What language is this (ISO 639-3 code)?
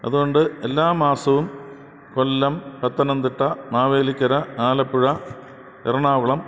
mal